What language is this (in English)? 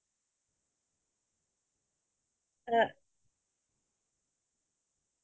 Assamese